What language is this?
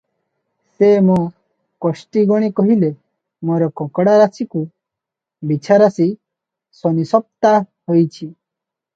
Odia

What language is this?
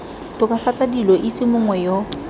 Tswana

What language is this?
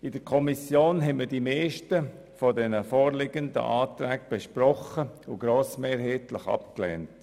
Swiss German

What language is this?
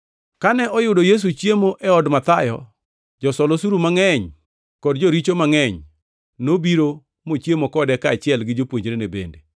Luo (Kenya and Tanzania)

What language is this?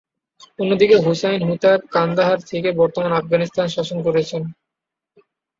Bangla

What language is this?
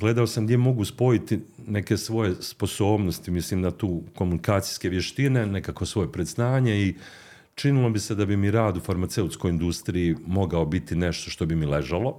Croatian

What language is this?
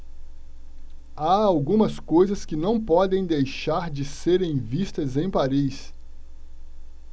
Portuguese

